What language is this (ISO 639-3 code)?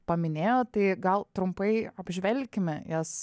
lit